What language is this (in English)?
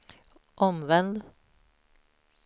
Swedish